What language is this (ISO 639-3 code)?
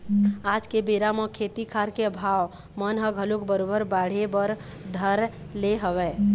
hne